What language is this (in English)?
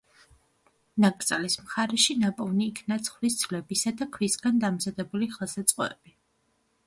Georgian